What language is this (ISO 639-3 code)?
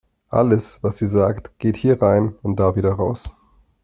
deu